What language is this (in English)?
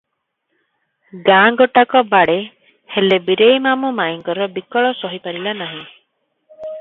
Odia